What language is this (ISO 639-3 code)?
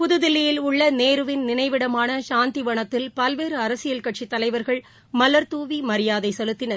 tam